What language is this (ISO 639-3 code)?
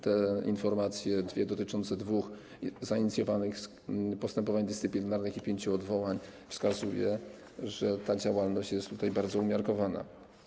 pol